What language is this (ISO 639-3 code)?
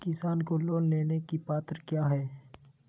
mag